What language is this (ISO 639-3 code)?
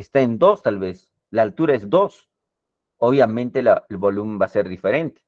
spa